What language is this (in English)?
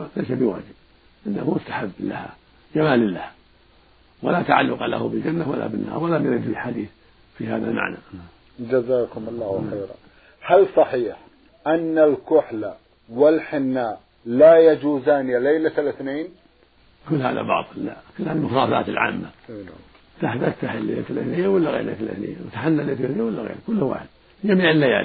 Arabic